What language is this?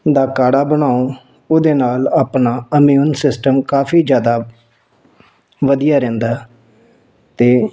Punjabi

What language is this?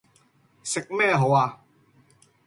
Cantonese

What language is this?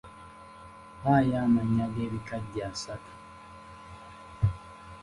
Ganda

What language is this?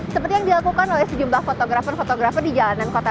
Indonesian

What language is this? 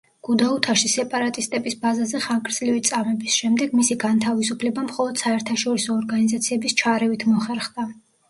Georgian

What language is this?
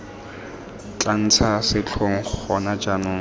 Tswana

